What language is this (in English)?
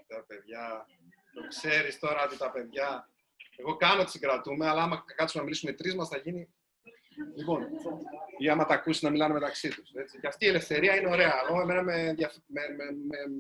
Greek